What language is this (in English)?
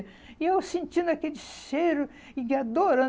Portuguese